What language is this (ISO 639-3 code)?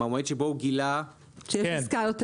heb